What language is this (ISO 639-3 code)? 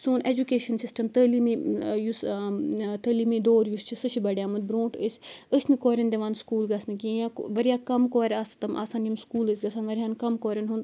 kas